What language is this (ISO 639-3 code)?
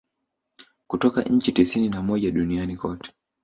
swa